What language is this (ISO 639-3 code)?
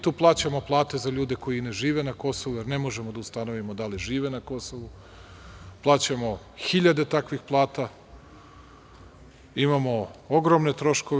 srp